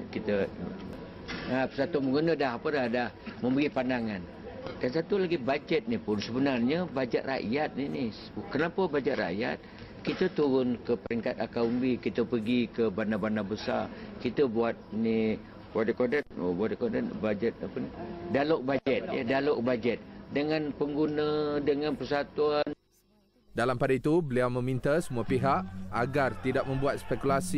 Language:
Malay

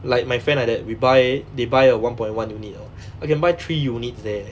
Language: English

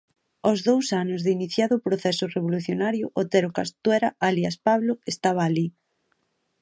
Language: Galician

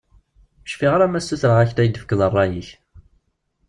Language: Kabyle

